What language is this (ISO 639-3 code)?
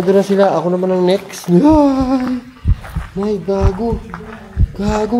fil